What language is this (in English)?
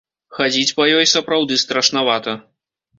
Belarusian